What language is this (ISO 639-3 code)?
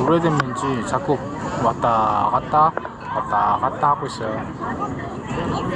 kor